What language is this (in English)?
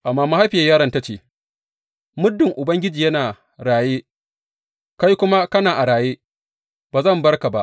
Hausa